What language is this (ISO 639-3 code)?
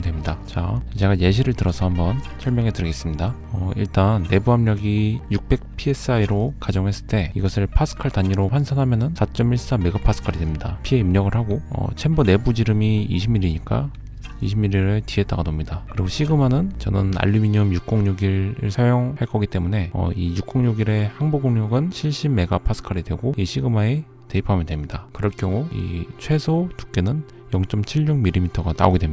kor